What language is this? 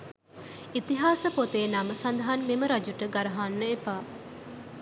Sinhala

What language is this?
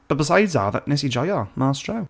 Welsh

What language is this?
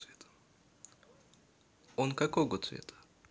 Russian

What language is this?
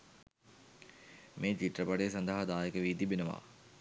Sinhala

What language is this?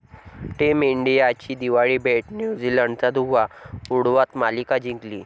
Marathi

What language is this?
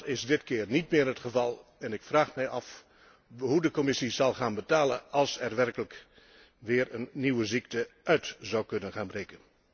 Dutch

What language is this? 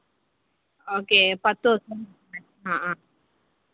Malayalam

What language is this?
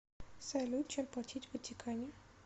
Russian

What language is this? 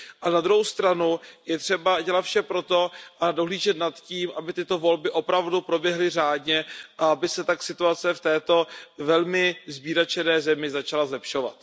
Czech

